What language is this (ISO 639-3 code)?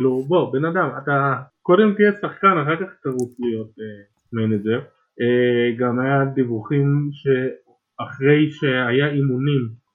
heb